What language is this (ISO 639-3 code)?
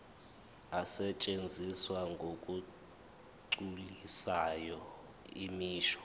zul